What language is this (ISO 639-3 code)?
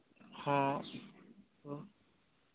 sat